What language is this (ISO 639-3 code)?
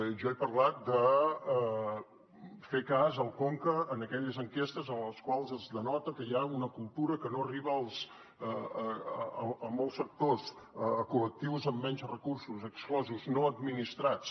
cat